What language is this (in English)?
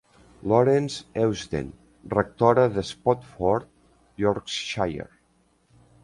Catalan